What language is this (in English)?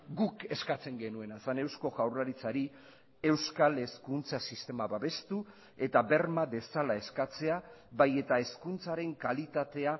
Basque